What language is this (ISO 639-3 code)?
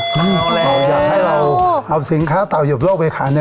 tha